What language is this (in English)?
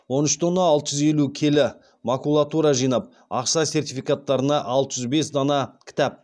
Kazakh